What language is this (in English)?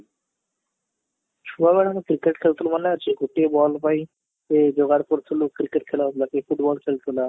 Odia